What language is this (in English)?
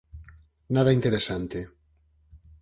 Galician